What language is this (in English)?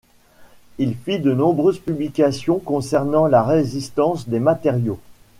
French